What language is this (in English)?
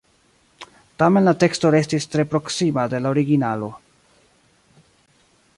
Esperanto